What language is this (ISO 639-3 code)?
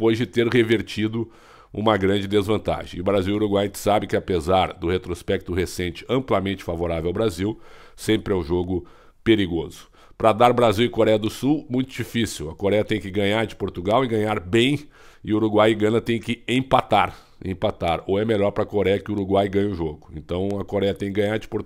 por